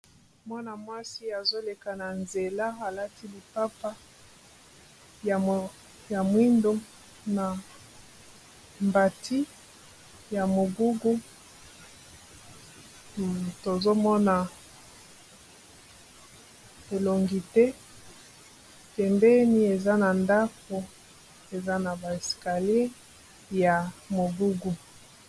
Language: Lingala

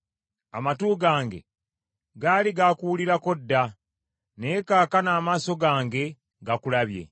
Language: Ganda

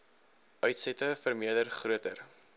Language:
Afrikaans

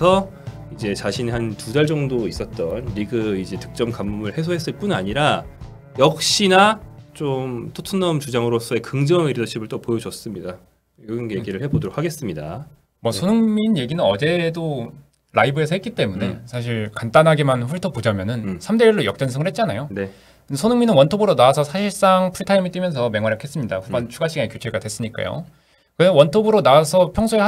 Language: Korean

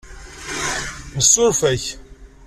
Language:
Kabyle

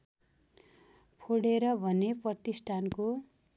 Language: Nepali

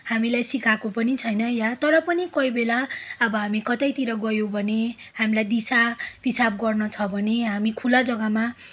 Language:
Nepali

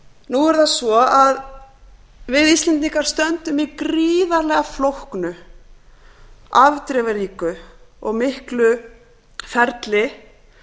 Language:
Icelandic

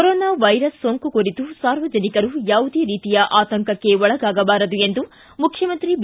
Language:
Kannada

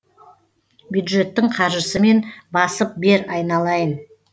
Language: Kazakh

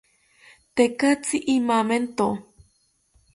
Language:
South Ucayali Ashéninka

